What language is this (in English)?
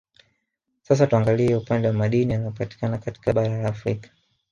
Swahili